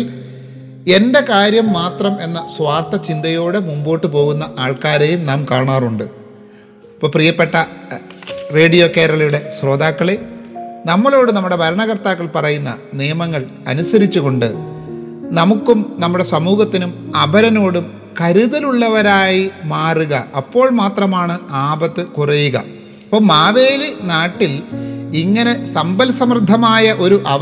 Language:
Malayalam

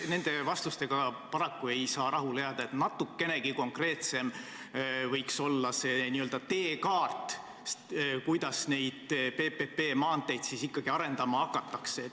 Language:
Estonian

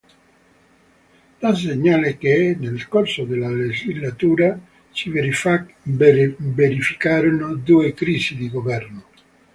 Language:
Italian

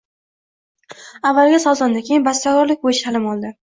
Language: Uzbek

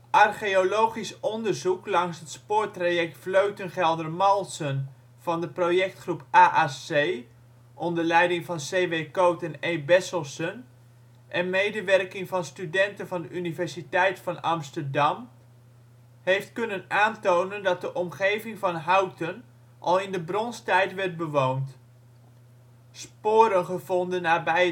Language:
Dutch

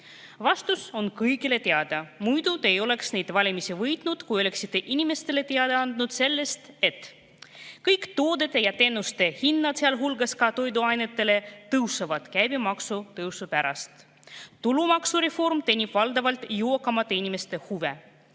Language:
Estonian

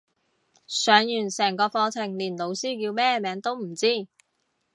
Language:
Cantonese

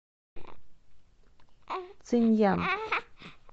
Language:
Russian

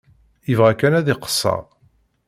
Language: Kabyle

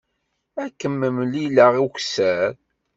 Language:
Kabyle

